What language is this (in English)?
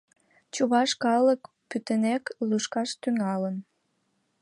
Mari